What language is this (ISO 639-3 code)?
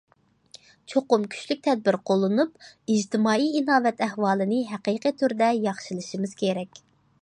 uig